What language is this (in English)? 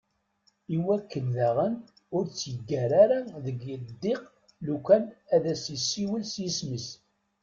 Kabyle